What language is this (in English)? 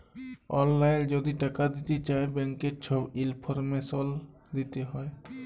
Bangla